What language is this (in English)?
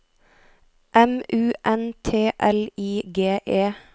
Norwegian